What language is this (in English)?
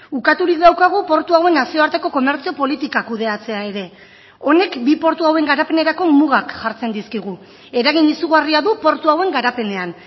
Basque